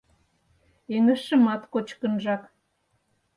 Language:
Mari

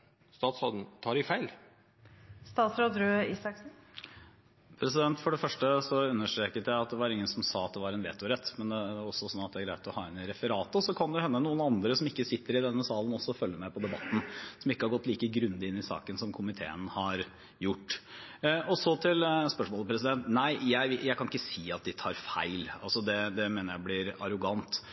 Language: Norwegian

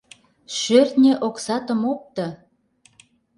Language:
Mari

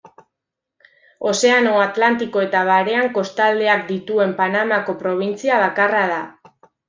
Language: Basque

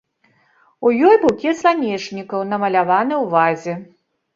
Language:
Belarusian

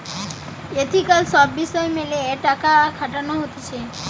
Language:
Bangla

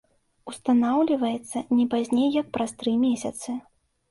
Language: Belarusian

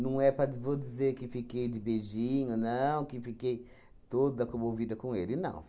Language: Portuguese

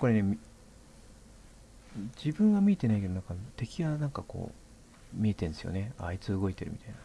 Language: Japanese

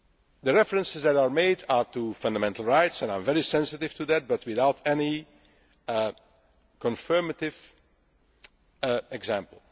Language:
English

